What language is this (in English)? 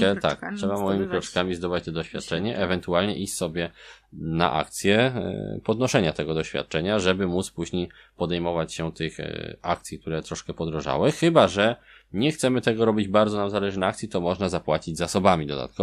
Polish